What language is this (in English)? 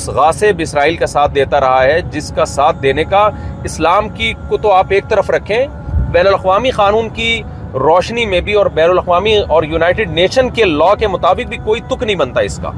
Urdu